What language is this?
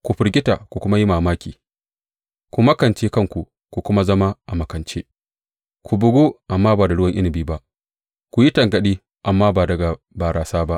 Hausa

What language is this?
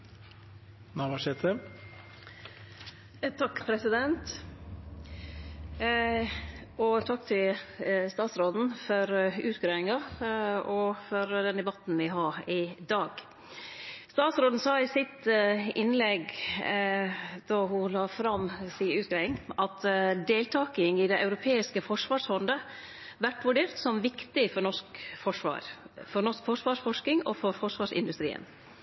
Norwegian Nynorsk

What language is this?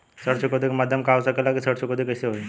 Bhojpuri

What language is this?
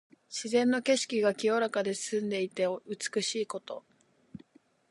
Japanese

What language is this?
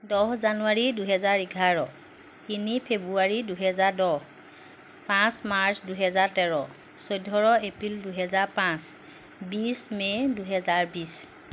Assamese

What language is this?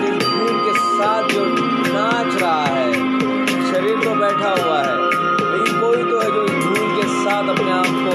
Hindi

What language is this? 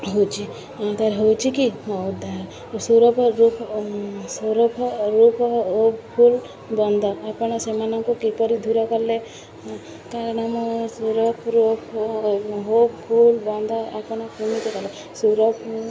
Odia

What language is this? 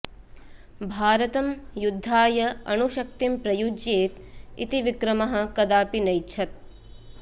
Sanskrit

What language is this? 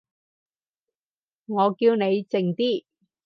Cantonese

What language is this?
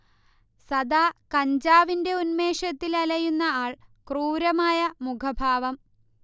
Malayalam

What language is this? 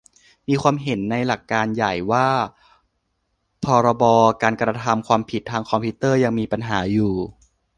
Thai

